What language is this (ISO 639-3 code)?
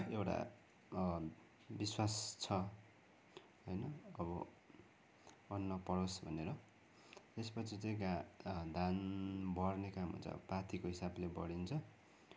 nep